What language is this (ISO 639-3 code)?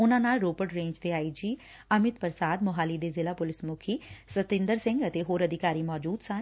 pan